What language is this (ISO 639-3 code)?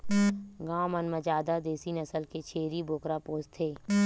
hne